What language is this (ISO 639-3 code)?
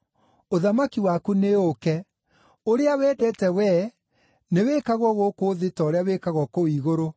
kik